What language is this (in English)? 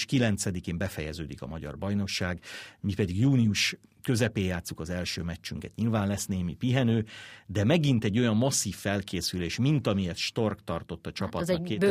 Hungarian